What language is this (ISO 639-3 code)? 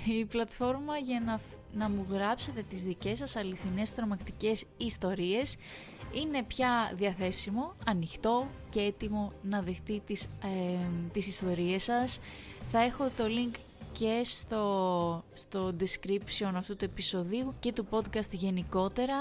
ell